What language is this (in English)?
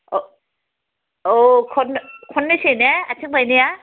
Bodo